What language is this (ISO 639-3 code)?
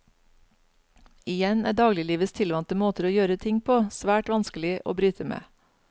nor